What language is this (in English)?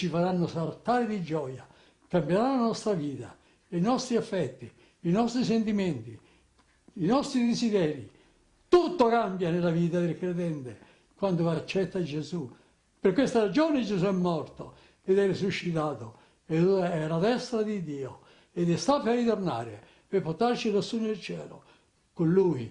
Italian